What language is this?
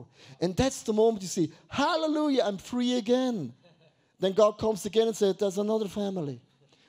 English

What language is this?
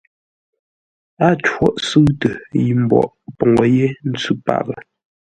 Ngombale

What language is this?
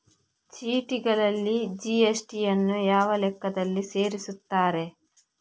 Kannada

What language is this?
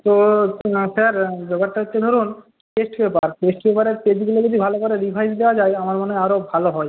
Bangla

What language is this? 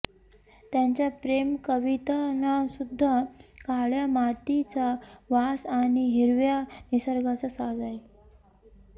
Marathi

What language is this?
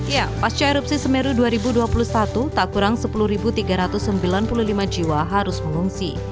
Indonesian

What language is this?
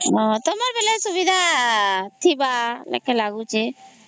Odia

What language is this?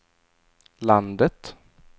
Swedish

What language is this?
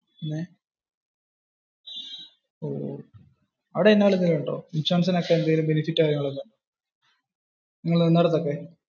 Malayalam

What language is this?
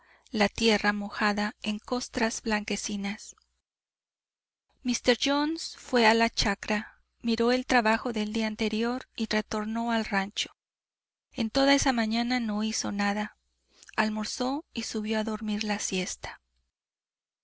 Spanish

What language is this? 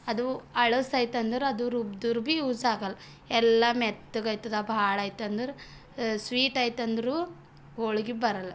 Kannada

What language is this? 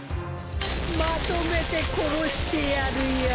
Japanese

